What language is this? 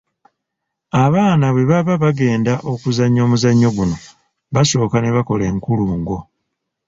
Ganda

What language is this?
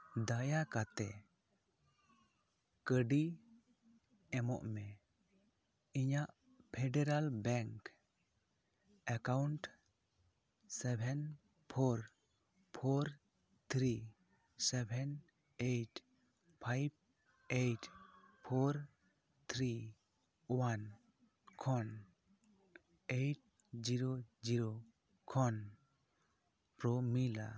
Santali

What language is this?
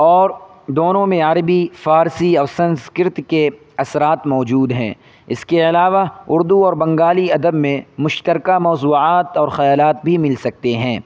Urdu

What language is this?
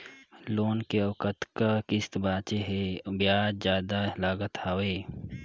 Chhattisgarhi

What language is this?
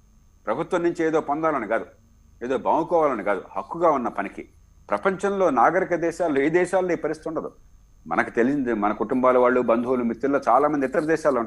Telugu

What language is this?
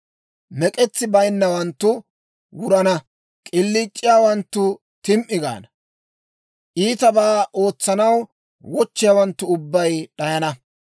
Dawro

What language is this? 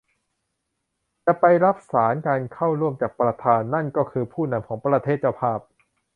Thai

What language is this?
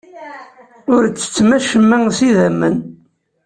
Kabyle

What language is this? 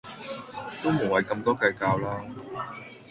Cantonese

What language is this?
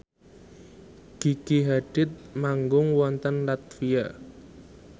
Javanese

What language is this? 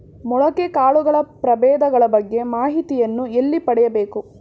Kannada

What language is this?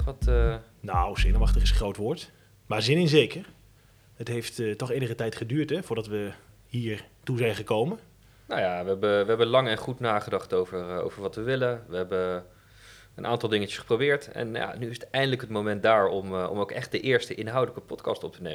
Dutch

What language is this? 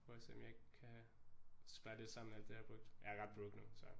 Danish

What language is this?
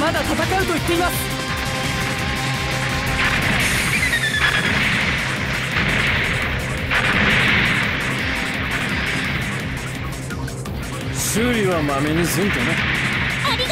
Japanese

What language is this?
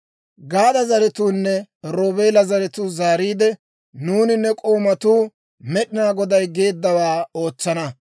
Dawro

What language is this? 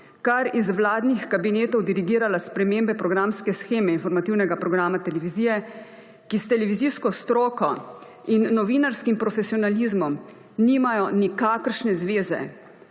Slovenian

